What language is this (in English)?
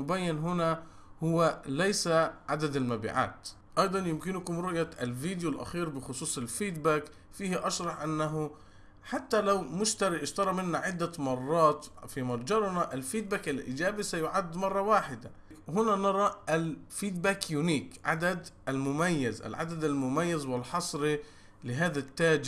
Arabic